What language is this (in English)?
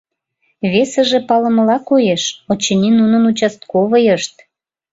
Mari